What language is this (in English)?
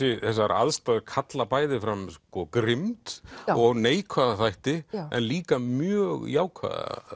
Icelandic